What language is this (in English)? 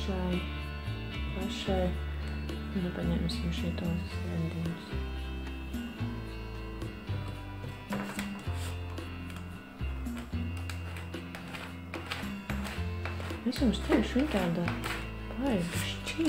Latvian